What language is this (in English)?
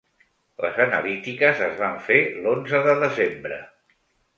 Catalan